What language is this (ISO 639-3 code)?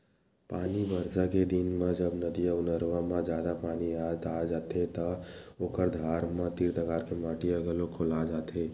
hne